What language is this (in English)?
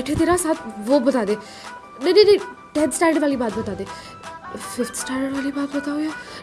Hindi